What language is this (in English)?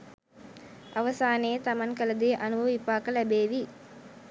Sinhala